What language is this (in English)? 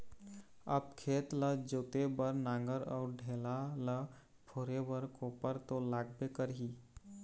Chhattisgarhi